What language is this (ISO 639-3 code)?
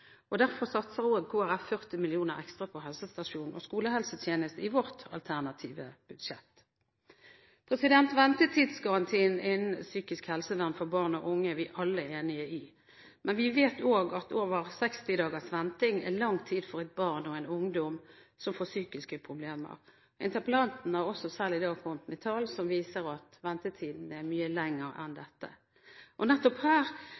nob